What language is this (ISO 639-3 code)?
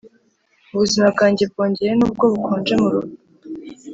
kin